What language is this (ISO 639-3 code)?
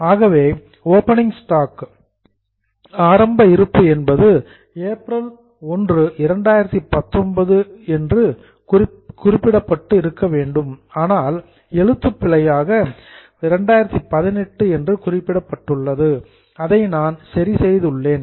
tam